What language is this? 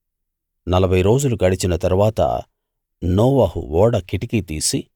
Telugu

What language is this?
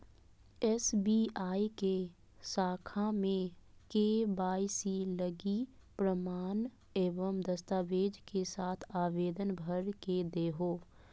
Magahi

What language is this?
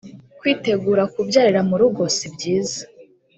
Kinyarwanda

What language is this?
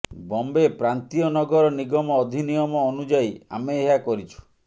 Odia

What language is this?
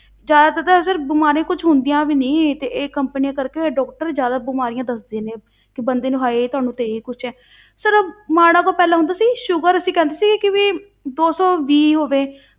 Punjabi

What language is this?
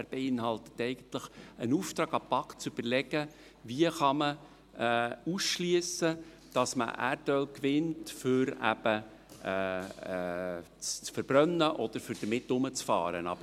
Swiss German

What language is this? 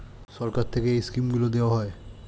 Bangla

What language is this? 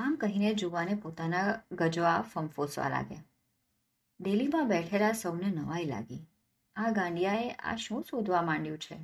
Gujarati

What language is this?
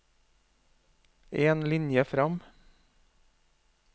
Norwegian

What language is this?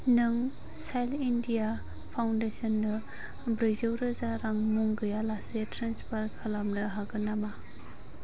Bodo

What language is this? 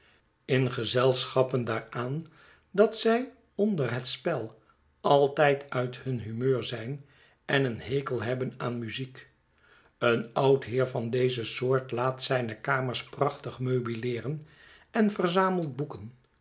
Dutch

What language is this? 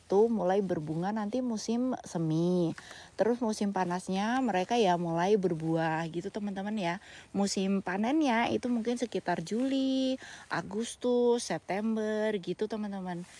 Indonesian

